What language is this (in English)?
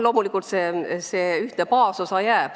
Estonian